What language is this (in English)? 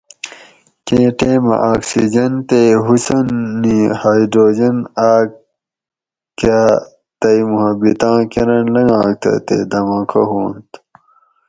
Gawri